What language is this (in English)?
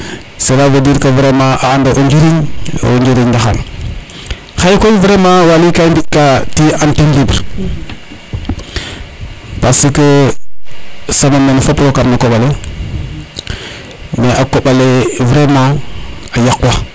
Serer